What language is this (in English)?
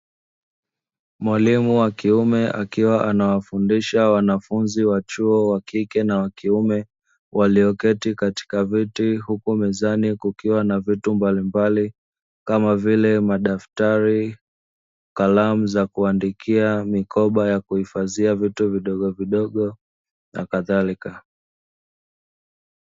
Swahili